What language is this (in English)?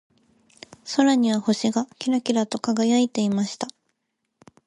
Japanese